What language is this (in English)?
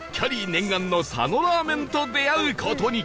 Japanese